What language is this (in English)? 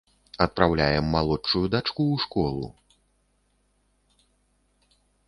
Belarusian